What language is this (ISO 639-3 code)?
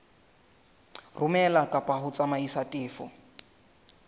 sot